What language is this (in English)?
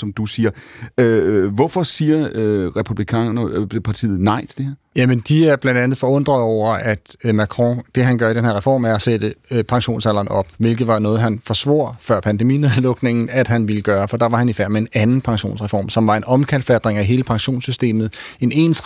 Danish